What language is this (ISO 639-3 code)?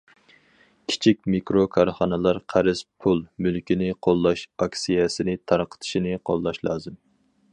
uig